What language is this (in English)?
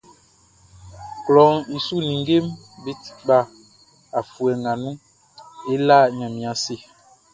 Baoulé